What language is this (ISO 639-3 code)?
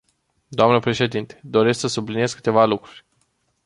ron